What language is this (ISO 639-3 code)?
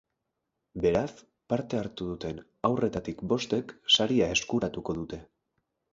eus